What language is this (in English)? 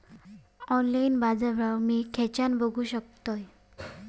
Marathi